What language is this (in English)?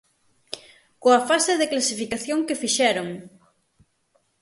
Galician